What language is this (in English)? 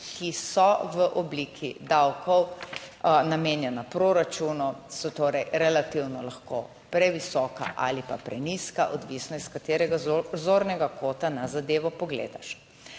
Slovenian